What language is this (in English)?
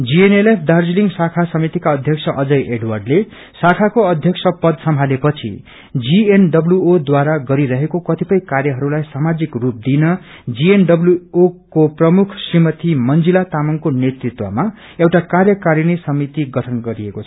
Nepali